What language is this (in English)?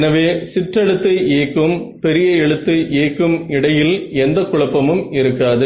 Tamil